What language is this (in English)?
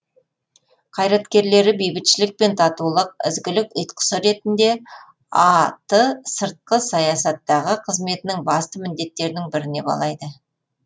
Kazakh